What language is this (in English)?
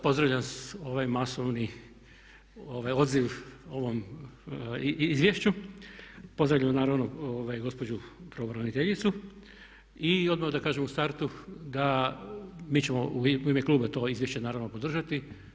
Croatian